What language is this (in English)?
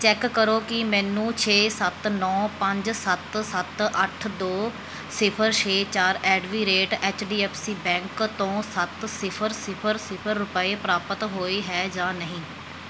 Punjabi